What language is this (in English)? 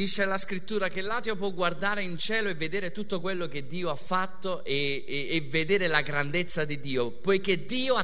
Italian